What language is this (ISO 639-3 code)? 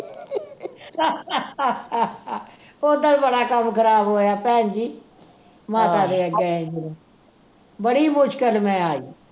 pan